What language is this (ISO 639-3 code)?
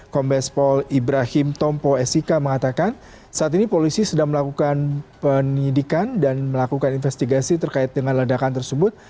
ind